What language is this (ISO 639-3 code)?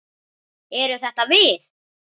isl